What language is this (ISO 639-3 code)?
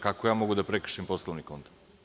srp